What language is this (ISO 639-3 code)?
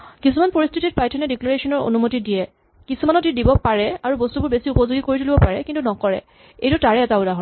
asm